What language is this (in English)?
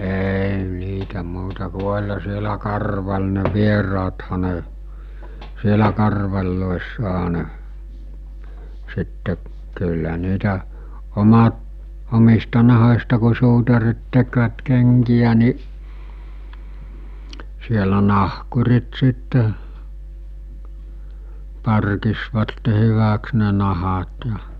Finnish